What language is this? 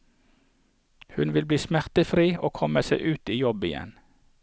Norwegian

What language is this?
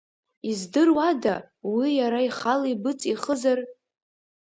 Abkhazian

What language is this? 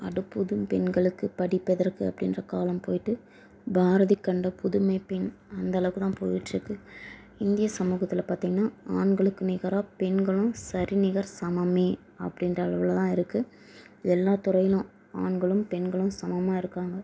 Tamil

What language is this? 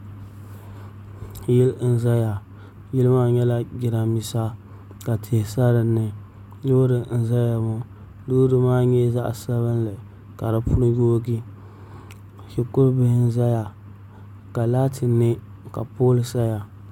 Dagbani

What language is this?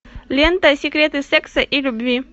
Russian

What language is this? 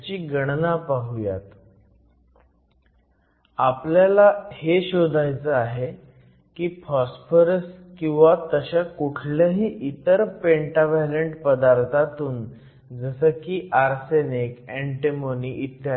Marathi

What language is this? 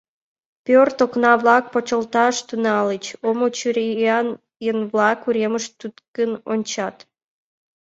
Mari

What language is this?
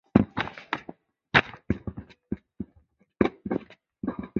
Chinese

